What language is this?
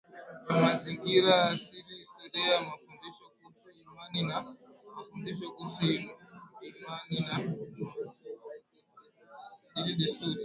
Swahili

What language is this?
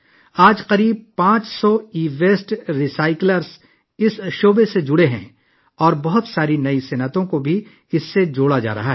Urdu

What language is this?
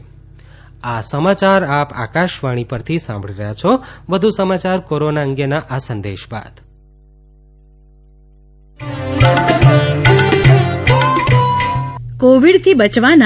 Gujarati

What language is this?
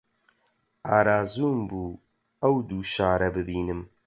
Central Kurdish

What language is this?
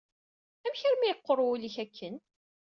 Kabyle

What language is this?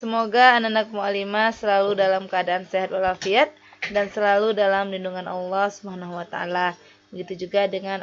Indonesian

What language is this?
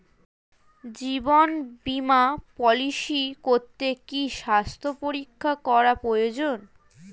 Bangla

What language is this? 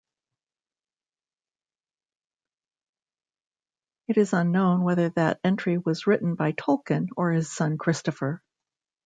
English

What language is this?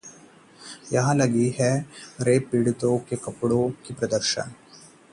Hindi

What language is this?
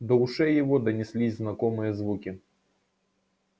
Russian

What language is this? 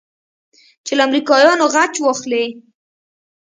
Pashto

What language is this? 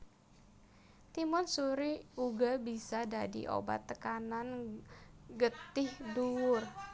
Javanese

